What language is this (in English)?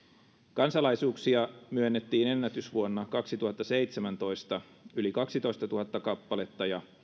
Finnish